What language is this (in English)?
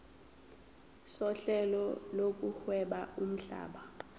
Zulu